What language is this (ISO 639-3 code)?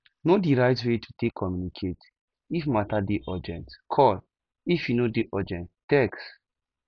pcm